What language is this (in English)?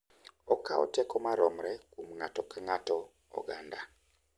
Luo (Kenya and Tanzania)